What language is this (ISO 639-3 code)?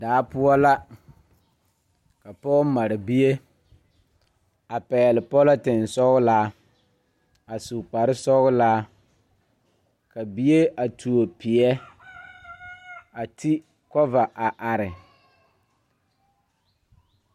dga